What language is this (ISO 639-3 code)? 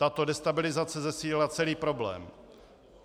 ces